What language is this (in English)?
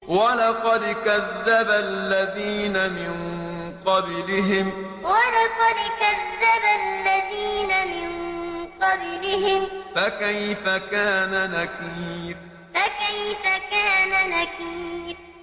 Arabic